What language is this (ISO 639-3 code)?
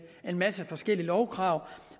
dan